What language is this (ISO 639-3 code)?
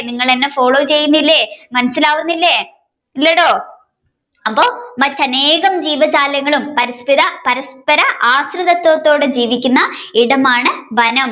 mal